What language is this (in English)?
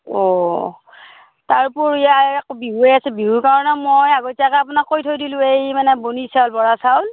Assamese